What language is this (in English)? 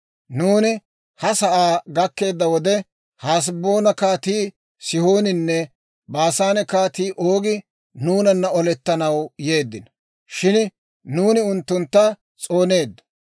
Dawro